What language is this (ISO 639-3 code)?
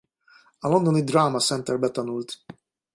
hun